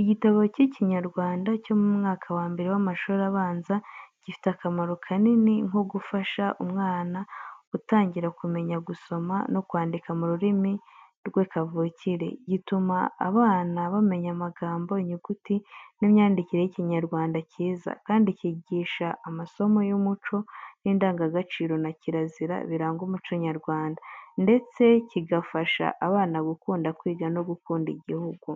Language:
Kinyarwanda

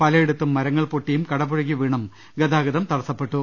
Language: Malayalam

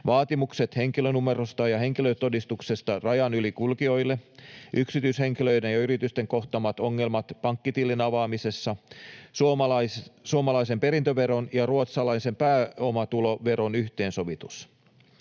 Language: Finnish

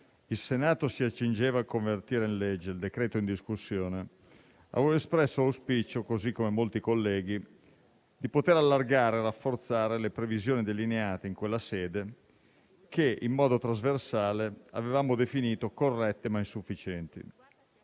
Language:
Italian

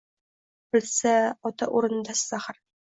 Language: Uzbek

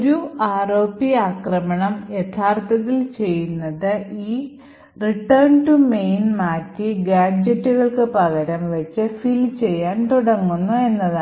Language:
Malayalam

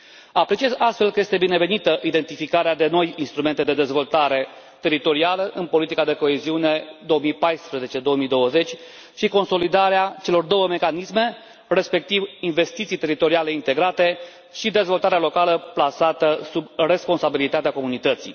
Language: Romanian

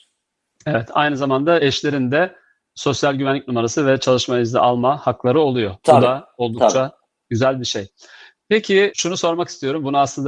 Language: Turkish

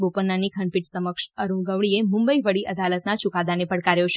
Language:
Gujarati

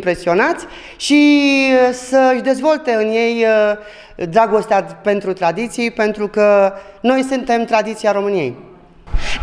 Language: Romanian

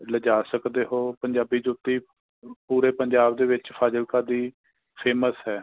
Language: Punjabi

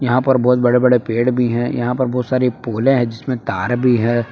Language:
Hindi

